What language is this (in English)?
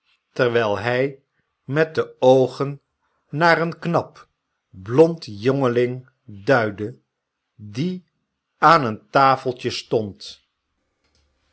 Dutch